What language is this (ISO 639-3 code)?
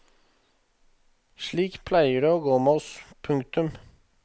nor